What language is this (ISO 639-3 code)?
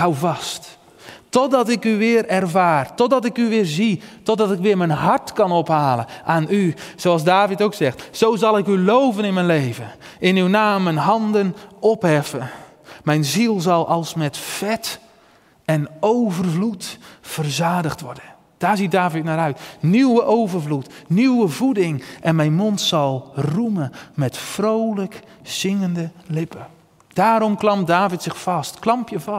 nld